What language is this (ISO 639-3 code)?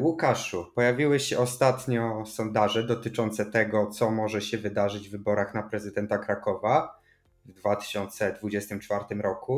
pol